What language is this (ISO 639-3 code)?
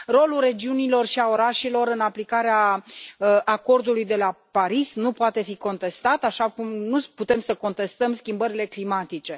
ron